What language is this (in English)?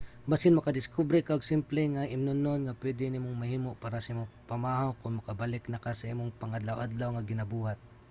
Cebuano